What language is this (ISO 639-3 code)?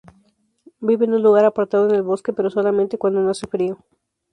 spa